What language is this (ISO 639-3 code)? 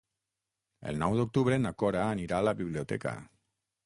cat